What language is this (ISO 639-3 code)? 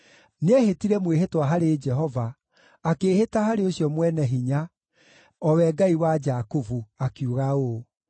kik